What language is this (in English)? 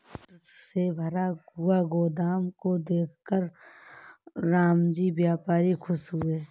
Hindi